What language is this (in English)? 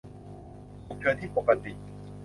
Thai